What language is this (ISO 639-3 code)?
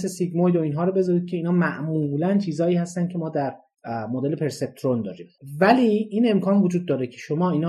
fas